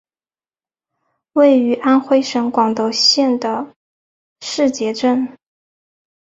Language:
Chinese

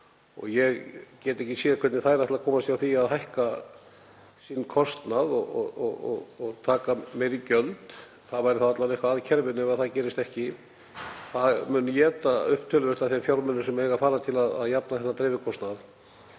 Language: Icelandic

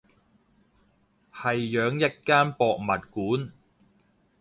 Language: Cantonese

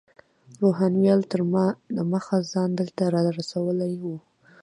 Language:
Pashto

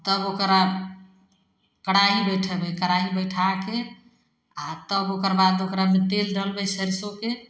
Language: Maithili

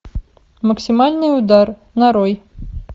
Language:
Russian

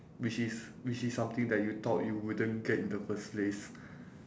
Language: English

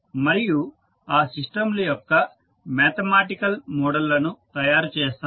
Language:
Telugu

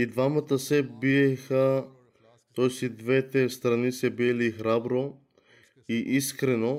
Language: Bulgarian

